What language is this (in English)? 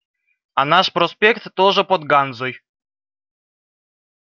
Russian